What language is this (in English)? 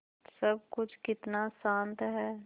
Hindi